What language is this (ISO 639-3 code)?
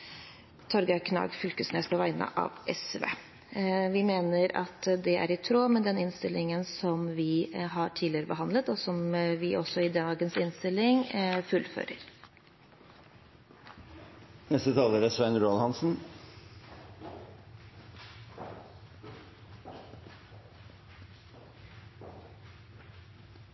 nob